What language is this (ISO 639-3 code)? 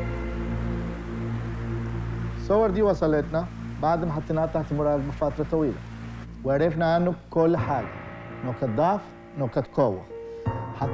ara